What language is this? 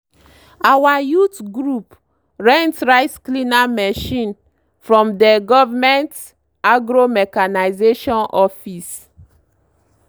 Nigerian Pidgin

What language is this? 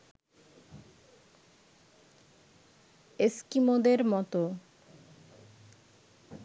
Bangla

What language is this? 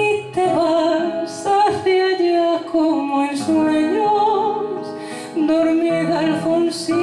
Greek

